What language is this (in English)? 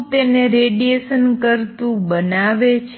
Gujarati